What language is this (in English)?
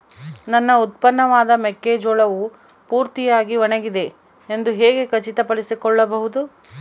Kannada